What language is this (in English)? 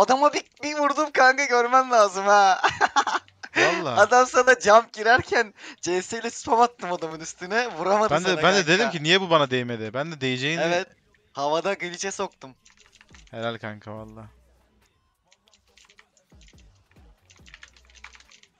Turkish